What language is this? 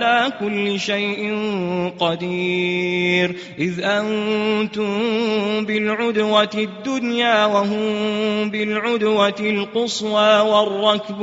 Arabic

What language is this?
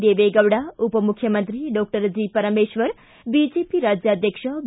Kannada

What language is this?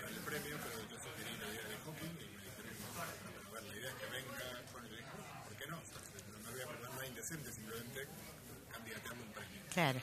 Spanish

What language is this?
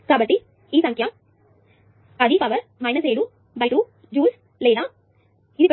Telugu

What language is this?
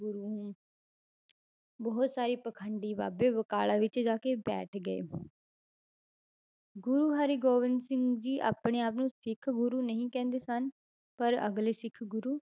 Punjabi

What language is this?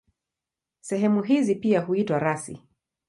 Swahili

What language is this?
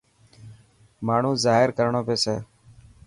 Dhatki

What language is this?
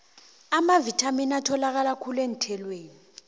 South Ndebele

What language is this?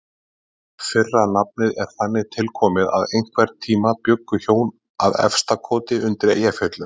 Icelandic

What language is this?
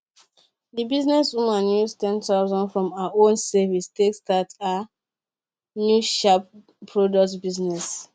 Nigerian Pidgin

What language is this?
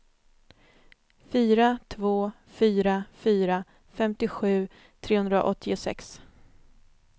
Swedish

